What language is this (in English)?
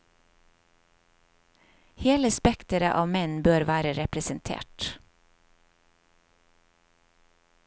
Norwegian